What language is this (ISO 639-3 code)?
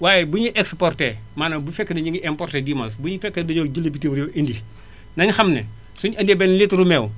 wol